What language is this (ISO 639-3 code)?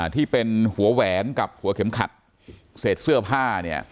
tha